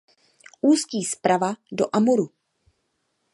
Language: Czech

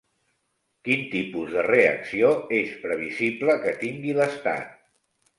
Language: Catalan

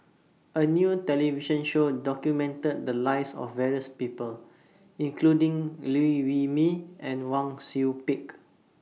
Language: English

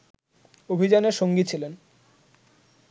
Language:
Bangla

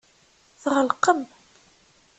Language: Kabyle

